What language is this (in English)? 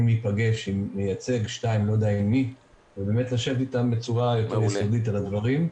Hebrew